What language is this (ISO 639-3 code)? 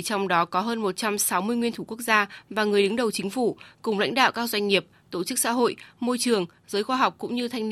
vie